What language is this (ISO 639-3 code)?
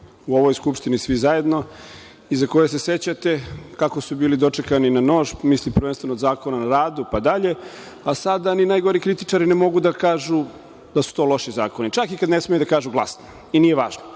srp